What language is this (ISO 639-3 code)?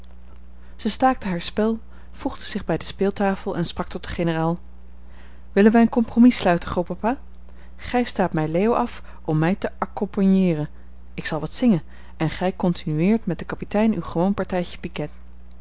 nld